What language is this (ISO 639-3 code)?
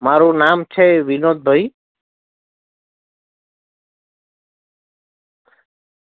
guj